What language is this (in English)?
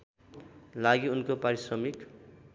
Nepali